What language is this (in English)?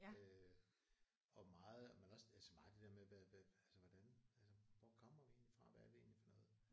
Danish